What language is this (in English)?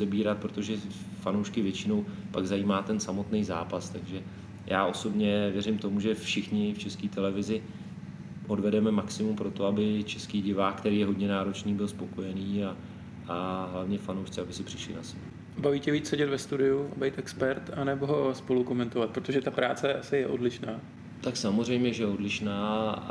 Czech